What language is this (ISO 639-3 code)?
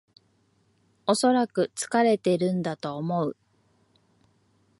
jpn